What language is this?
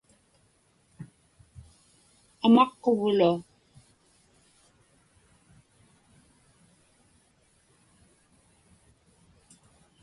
Inupiaq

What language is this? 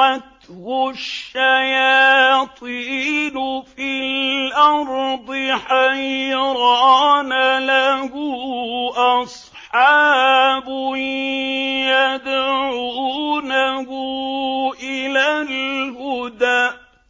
Arabic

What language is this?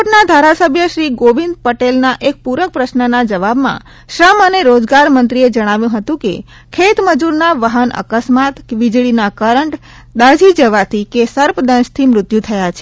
Gujarati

